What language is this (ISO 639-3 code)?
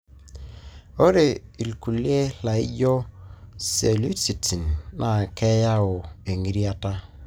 mas